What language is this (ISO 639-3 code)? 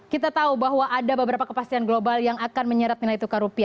ind